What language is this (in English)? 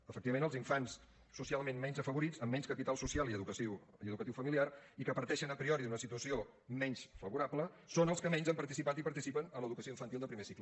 Catalan